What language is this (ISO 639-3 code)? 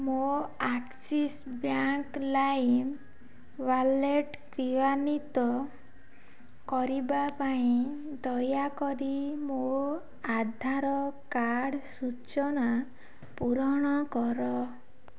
ori